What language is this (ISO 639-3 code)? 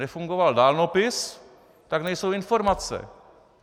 ces